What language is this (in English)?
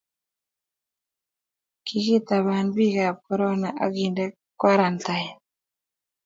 Kalenjin